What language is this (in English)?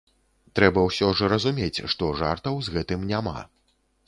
Belarusian